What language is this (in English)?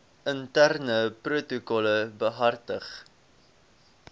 Afrikaans